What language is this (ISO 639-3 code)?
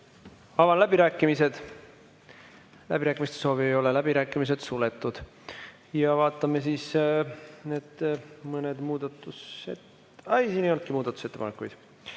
est